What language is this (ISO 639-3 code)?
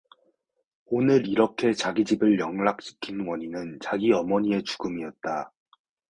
kor